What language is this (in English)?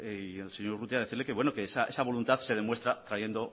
Spanish